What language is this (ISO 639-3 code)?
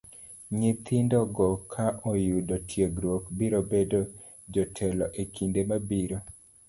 luo